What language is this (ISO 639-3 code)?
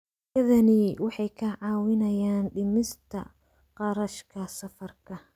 som